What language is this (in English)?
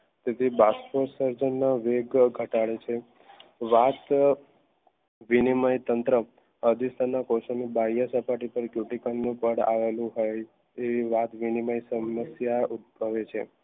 Gujarati